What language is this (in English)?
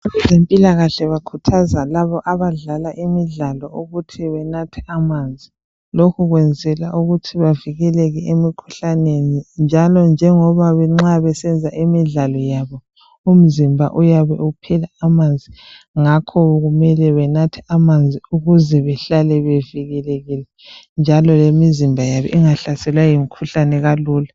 North Ndebele